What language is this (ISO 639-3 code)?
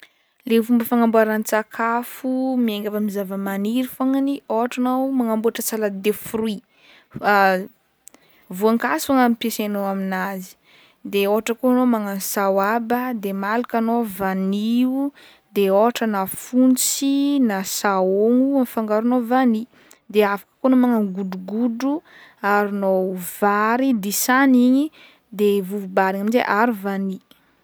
bmm